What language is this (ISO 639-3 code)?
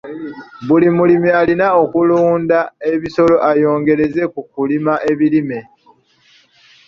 lug